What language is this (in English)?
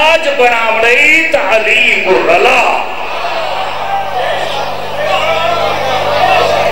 Arabic